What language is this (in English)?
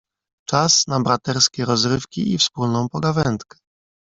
Polish